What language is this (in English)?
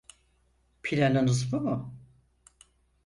Turkish